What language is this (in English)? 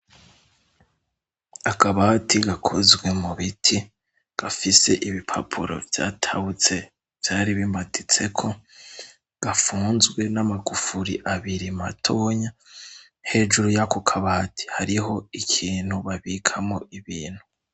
Rundi